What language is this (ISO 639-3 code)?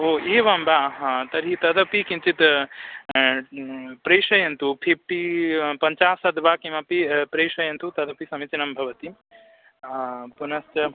san